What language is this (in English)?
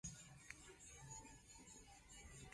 Spanish